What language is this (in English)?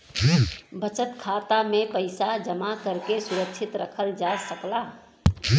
Bhojpuri